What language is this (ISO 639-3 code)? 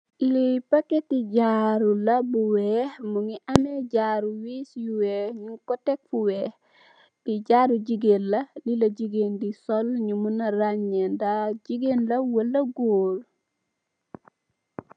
wol